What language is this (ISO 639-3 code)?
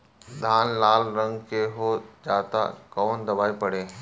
bho